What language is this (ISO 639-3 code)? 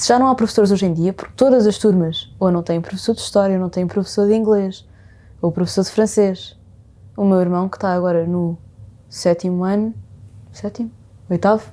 por